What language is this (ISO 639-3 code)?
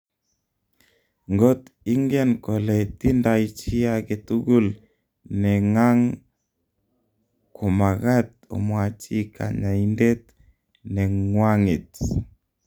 kln